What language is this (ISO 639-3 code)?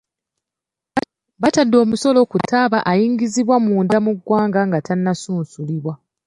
lug